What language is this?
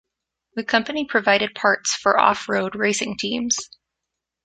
English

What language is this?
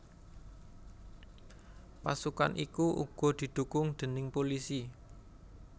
Javanese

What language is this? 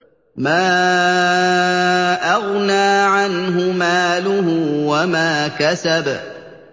Arabic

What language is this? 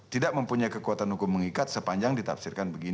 Indonesian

